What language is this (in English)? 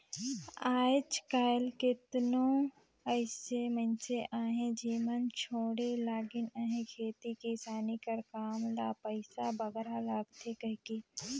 Chhattisgarhi